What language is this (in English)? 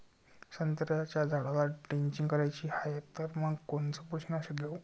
Marathi